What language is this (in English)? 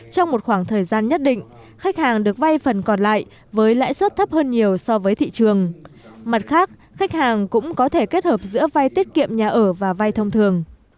Vietnamese